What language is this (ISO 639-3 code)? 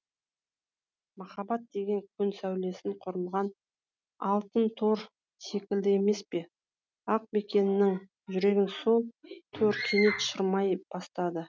kaz